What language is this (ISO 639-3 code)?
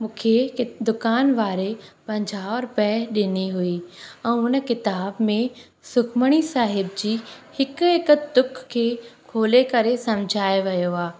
snd